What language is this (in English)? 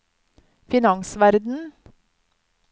Norwegian